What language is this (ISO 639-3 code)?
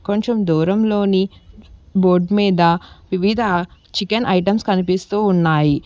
tel